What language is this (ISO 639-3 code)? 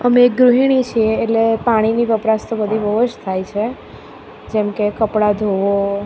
guj